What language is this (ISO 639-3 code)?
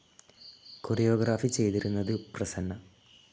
mal